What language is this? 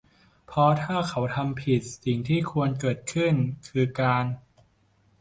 Thai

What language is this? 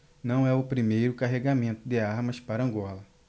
Portuguese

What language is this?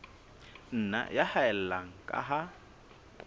Southern Sotho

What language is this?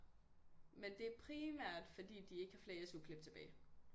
Danish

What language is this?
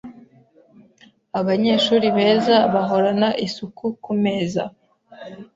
Kinyarwanda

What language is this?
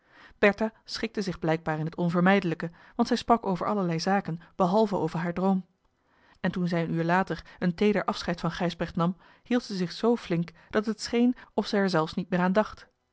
Dutch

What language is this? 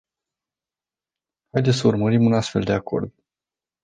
Romanian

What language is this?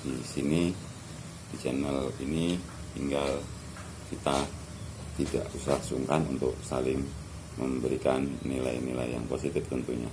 Indonesian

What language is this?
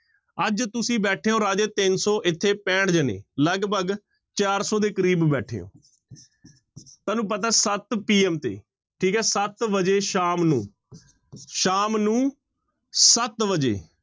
Punjabi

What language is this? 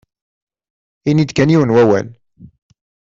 Kabyle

